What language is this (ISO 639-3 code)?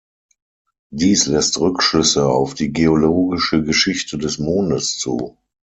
deu